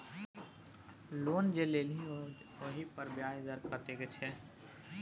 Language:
Maithili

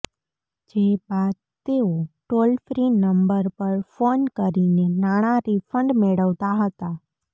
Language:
Gujarati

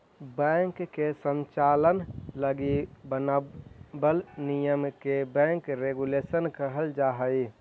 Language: Magahi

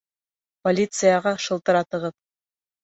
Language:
Bashkir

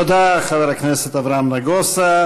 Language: Hebrew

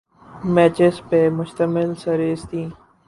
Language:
Urdu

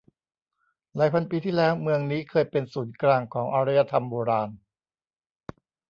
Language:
Thai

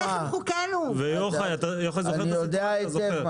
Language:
Hebrew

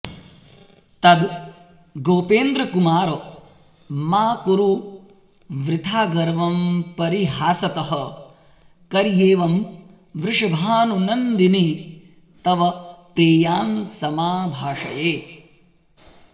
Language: Sanskrit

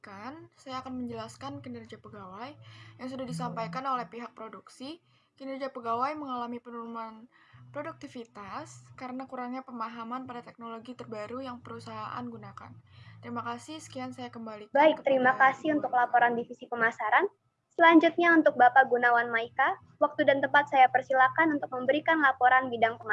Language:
Indonesian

